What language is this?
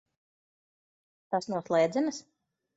Latvian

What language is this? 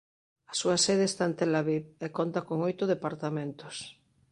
Galician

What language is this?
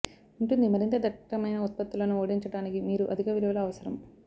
Telugu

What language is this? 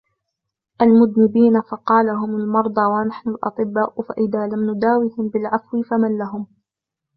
Arabic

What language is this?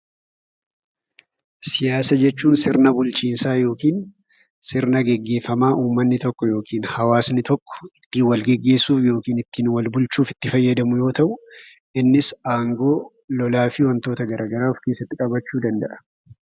Oromo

